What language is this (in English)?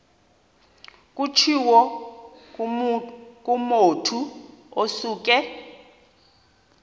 Xhosa